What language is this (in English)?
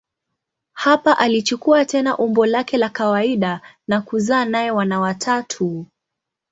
Swahili